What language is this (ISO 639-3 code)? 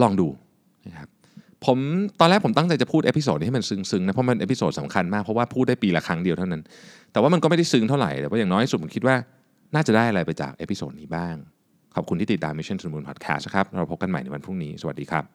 tha